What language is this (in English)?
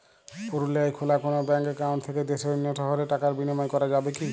Bangla